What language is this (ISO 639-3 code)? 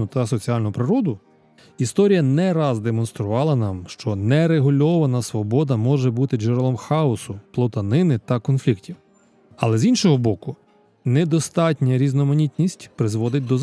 ukr